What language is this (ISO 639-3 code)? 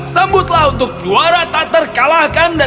ind